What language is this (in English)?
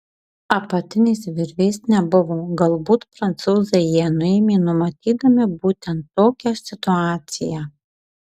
Lithuanian